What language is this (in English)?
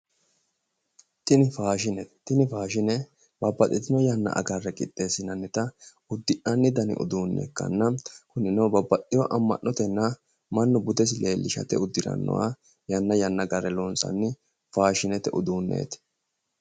Sidamo